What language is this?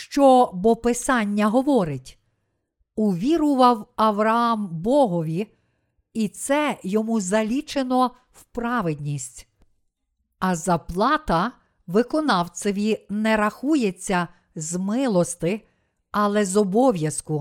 Ukrainian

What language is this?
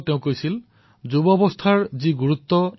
Assamese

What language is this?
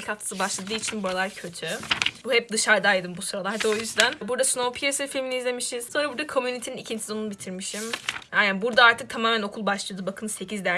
Turkish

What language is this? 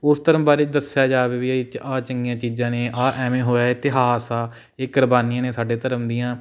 Punjabi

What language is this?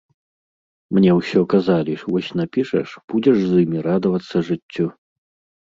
Belarusian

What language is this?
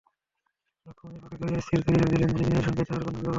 Bangla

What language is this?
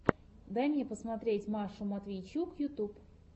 Russian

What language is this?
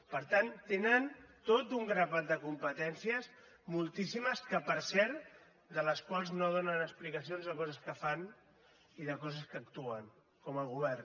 Catalan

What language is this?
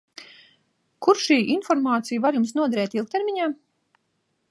Latvian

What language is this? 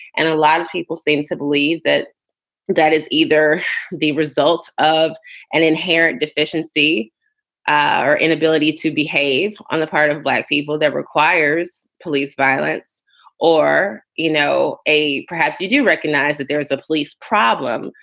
English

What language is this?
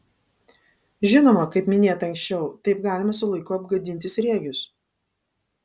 Lithuanian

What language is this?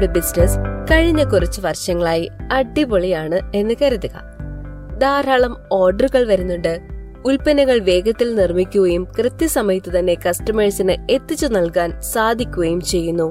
Malayalam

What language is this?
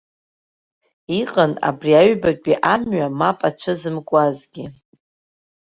Abkhazian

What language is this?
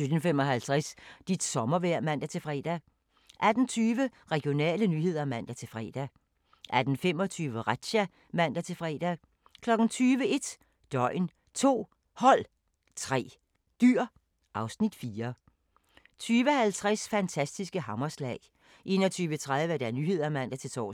Danish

